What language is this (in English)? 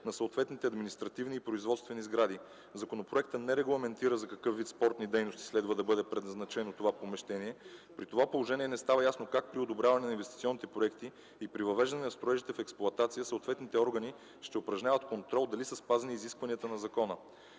Bulgarian